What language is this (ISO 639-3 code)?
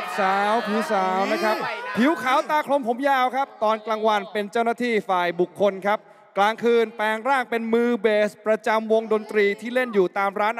tha